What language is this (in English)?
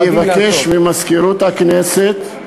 Hebrew